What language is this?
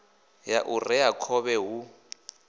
Venda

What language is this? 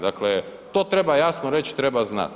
Croatian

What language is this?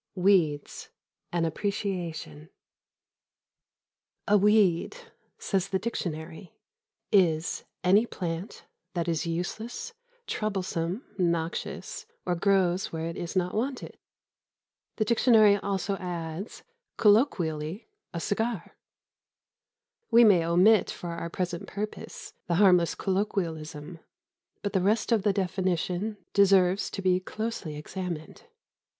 English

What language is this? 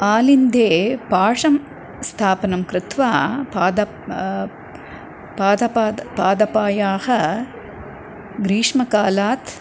Sanskrit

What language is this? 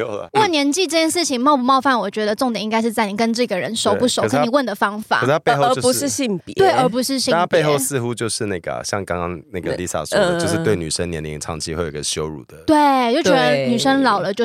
Chinese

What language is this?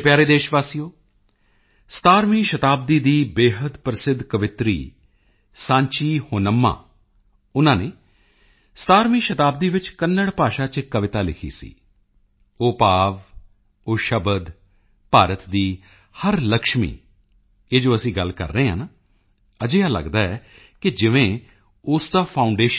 Punjabi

